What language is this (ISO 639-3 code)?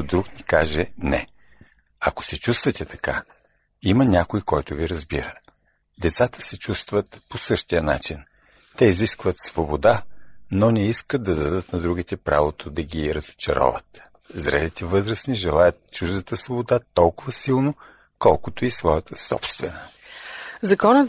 bul